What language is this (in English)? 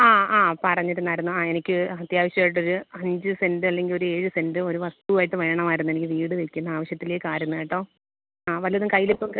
Malayalam